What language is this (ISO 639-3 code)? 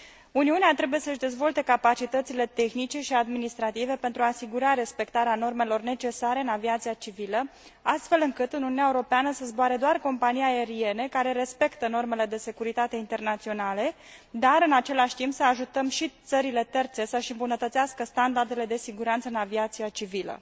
ron